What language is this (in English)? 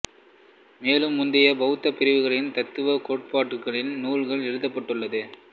Tamil